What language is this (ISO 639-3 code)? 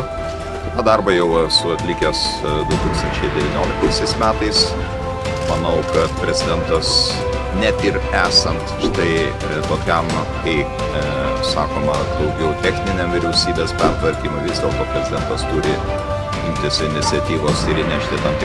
lit